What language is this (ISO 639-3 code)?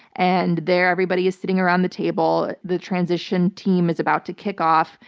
eng